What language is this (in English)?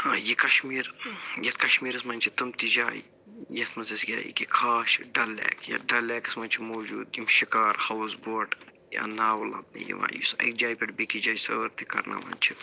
Kashmiri